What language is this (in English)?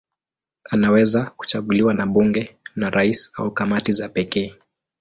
Swahili